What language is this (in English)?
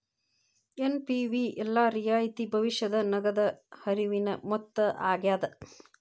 Kannada